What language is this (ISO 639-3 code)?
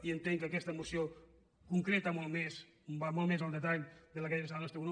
cat